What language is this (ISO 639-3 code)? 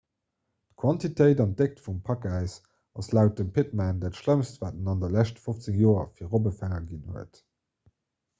ltz